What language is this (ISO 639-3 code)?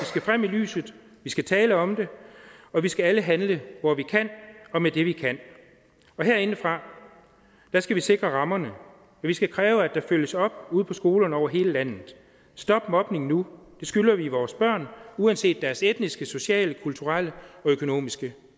dan